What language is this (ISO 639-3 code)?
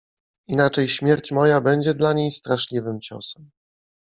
pol